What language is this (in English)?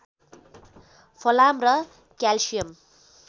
Nepali